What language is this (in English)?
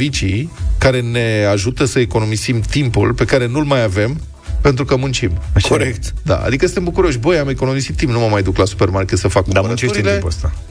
Romanian